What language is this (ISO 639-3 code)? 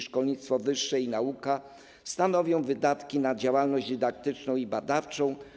pol